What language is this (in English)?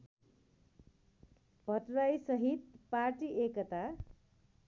Nepali